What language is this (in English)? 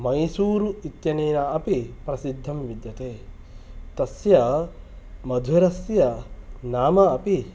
Sanskrit